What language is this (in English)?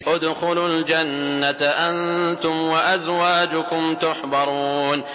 Arabic